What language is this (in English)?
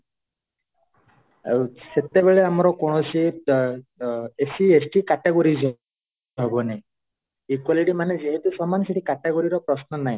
Odia